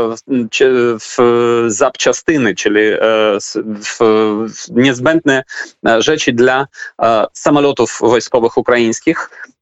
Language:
Polish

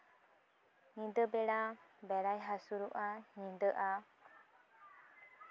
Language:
Santali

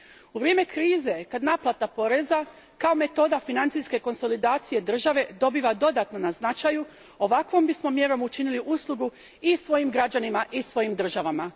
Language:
Croatian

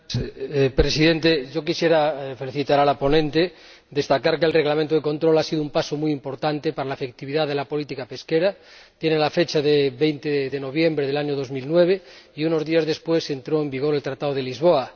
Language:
Spanish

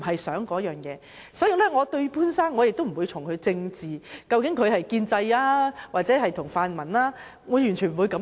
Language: Cantonese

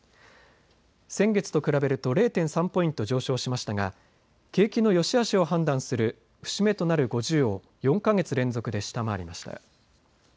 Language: Japanese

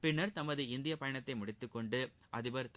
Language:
Tamil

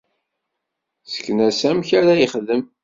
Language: Kabyle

